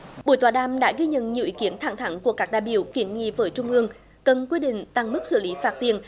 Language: Vietnamese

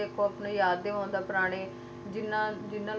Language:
Punjabi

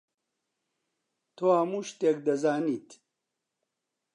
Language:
Central Kurdish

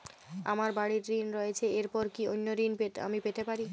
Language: Bangla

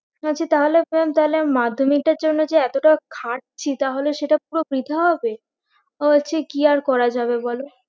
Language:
Bangla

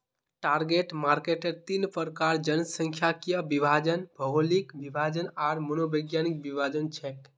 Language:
Magahi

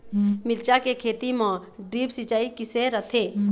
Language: Chhattisgarhi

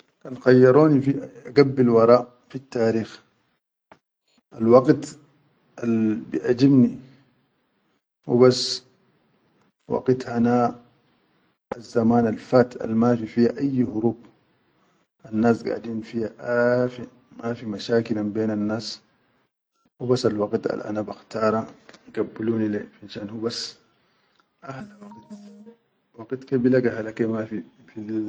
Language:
Chadian Arabic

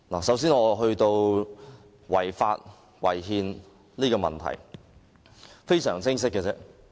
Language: Cantonese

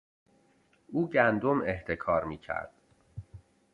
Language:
Persian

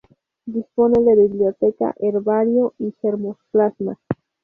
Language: Spanish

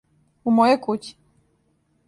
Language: Serbian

